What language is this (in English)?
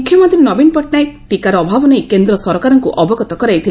Odia